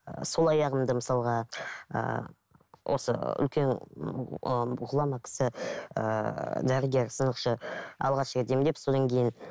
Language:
Kazakh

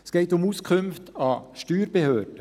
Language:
Swiss German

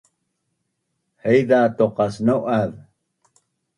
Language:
Bunun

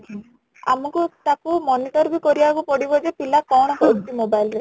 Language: Odia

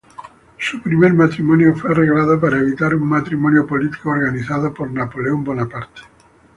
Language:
Spanish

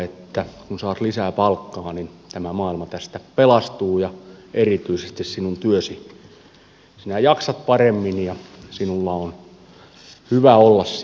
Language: Finnish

